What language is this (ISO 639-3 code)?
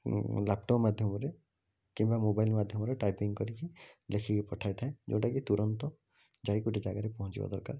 ori